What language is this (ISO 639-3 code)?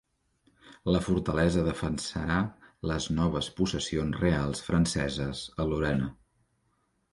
cat